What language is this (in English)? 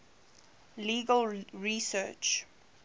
English